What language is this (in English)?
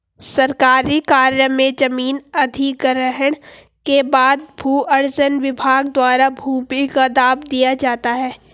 Hindi